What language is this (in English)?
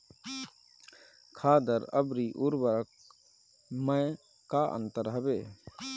Bhojpuri